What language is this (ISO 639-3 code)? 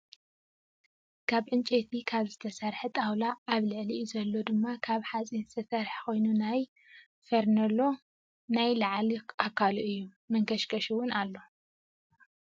tir